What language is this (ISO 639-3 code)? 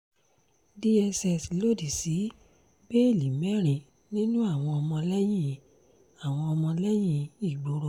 yor